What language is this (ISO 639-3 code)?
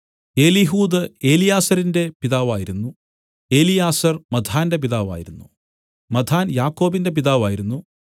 mal